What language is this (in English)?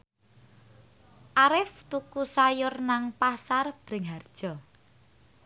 Javanese